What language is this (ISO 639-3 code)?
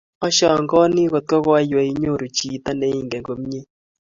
kln